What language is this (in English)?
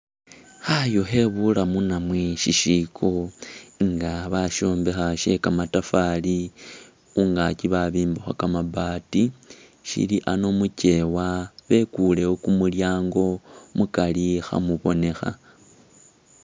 Masaaba